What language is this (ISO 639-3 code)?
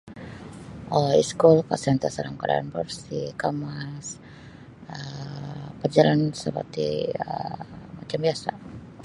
bsy